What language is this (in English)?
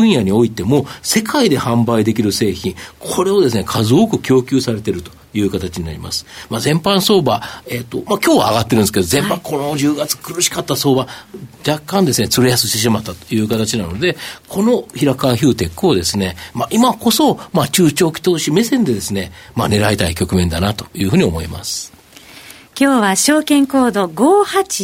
Japanese